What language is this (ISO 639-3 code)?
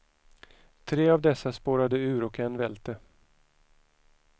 swe